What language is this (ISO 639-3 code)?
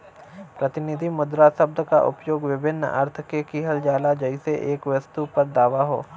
bho